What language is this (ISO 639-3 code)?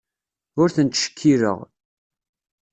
kab